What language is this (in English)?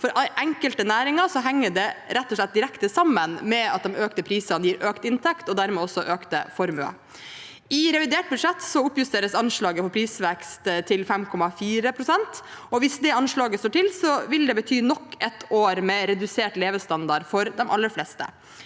Norwegian